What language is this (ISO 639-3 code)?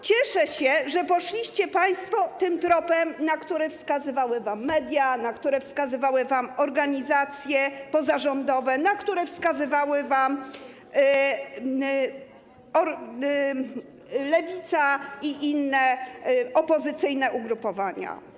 pol